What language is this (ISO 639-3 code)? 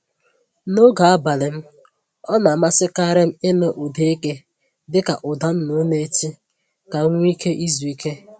ibo